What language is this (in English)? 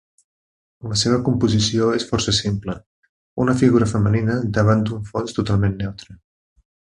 Catalan